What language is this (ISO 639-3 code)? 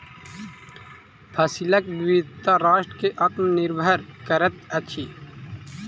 mai